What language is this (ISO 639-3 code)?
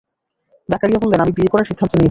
ben